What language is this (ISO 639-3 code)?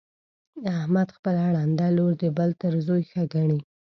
pus